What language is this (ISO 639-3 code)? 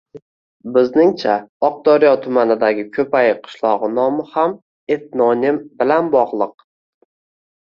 uzb